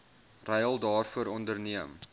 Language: Afrikaans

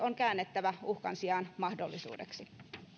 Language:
Finnish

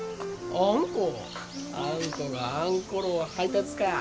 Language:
Japanese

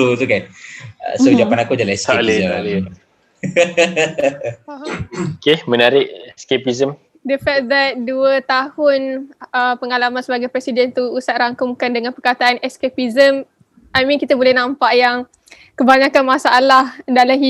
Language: Malay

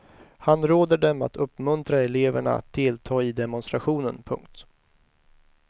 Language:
Swedish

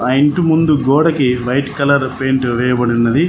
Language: Telugu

